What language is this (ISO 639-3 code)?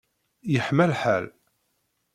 kab